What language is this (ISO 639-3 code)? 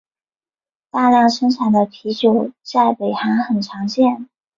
zho